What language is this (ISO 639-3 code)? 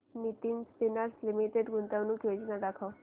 mar